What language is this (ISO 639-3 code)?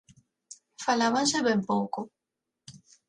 glg